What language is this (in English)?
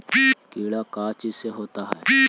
Magahi